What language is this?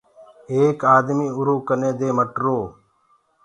Gurgula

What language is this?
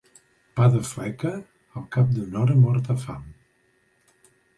Catalan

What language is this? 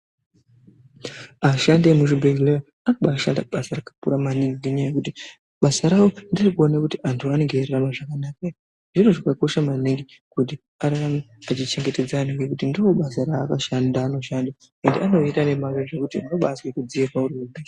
Ndau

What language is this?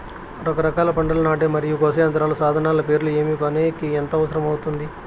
Telugu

